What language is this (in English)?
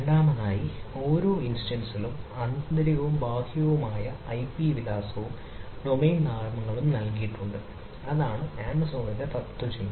Malayalam